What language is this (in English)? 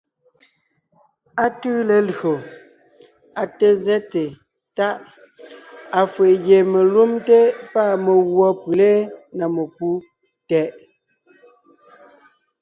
Ngiemboon